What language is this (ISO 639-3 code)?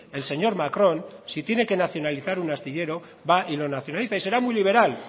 spa